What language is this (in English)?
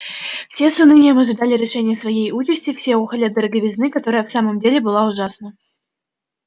Russian